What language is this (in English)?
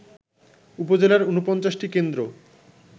Bangla